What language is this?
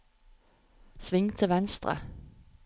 Norwegian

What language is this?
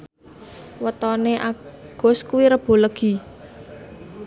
Javanese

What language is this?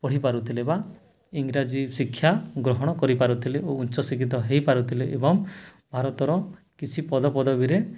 Odia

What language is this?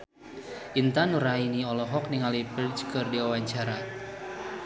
Sundanese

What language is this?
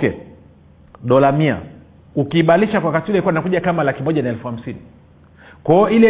Swahili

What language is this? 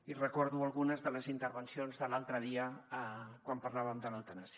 Catalan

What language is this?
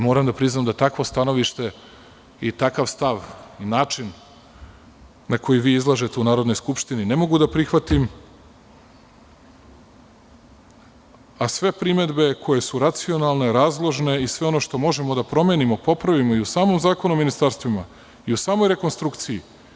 Serbian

